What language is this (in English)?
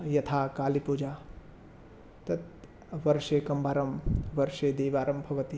Sanskrit